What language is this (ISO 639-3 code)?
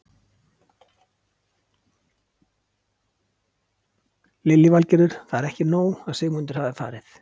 isl